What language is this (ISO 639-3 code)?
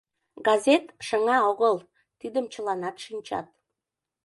chm